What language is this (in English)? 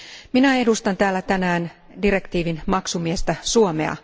Finnish